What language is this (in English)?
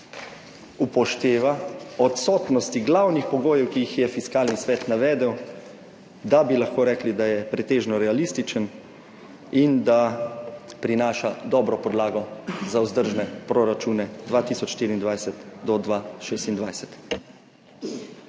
Slovenian